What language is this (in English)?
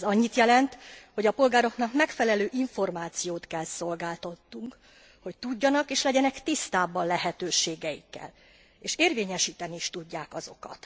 Hungarian